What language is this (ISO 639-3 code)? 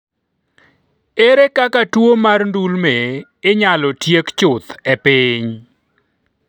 luo